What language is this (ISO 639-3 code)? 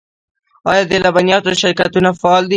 pus